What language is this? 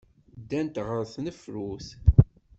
Kabyle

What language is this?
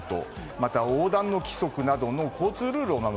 Japanese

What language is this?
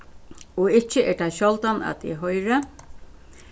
Faroese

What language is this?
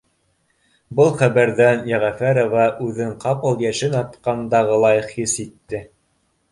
Bashkir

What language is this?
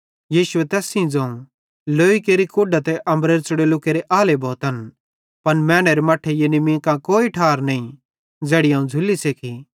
Bhadrawahi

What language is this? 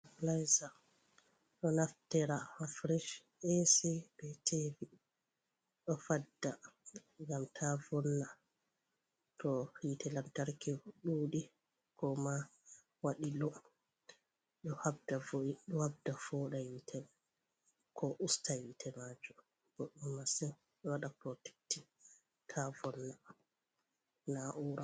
Fula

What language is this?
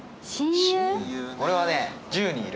Japanese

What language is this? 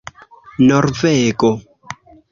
Esperanto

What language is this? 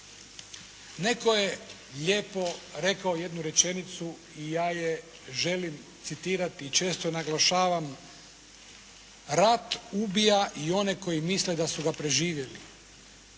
Croatian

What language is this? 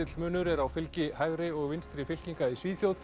Icelandic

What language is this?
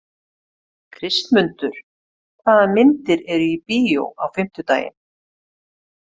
Icelandic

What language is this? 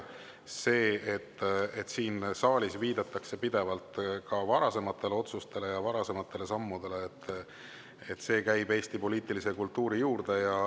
Estonian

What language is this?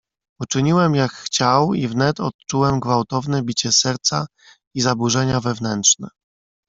Polish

